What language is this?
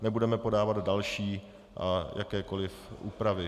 Czech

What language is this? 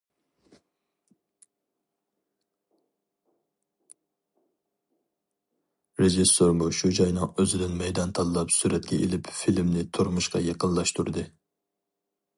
Uyghur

